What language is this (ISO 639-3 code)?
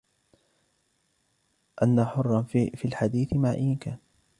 ara